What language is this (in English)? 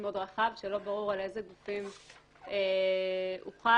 Hebrew